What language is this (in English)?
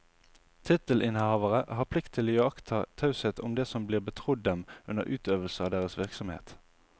Norwegian